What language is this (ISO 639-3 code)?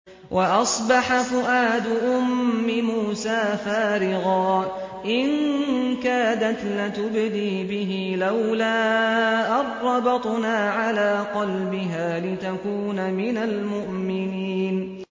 ara